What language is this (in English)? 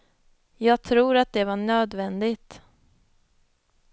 Swedish